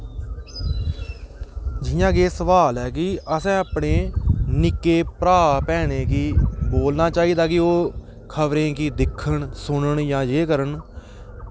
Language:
Dogri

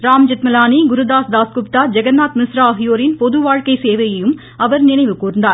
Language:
Tamil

